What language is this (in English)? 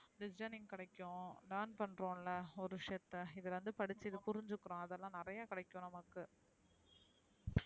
Tamil